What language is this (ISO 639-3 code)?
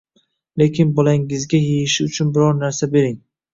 uzb